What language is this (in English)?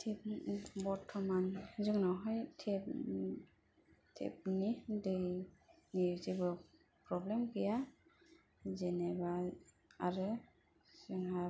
Bodo